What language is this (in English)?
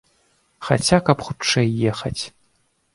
Belarusian